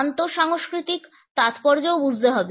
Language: Bangla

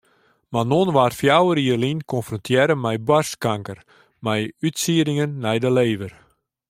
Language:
Western Frisian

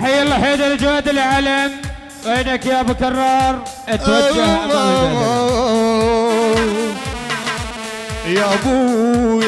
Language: Arabic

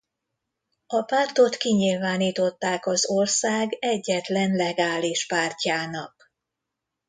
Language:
Hungarian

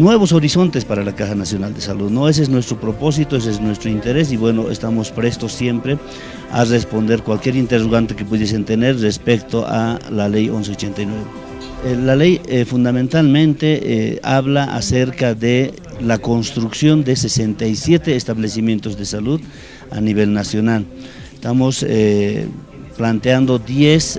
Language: Spanish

